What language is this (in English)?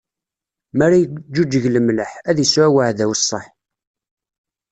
Kabyle